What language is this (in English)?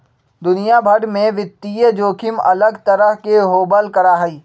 Magahi